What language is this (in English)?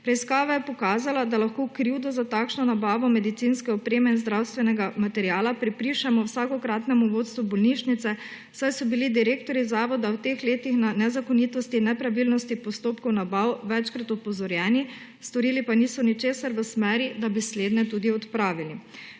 Slovenian